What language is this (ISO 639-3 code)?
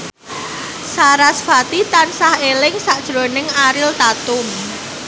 jav